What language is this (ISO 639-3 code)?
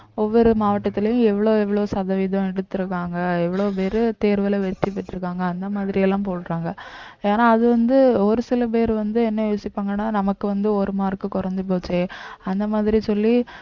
tam